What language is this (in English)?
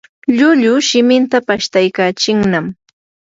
Yanahuanca Pasco Quechua